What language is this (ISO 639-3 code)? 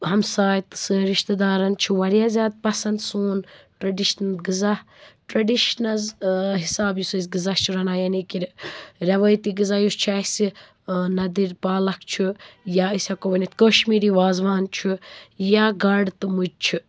kas